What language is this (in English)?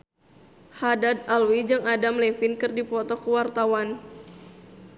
Sundanese